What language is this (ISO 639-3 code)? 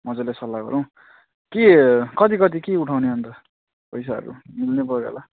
nep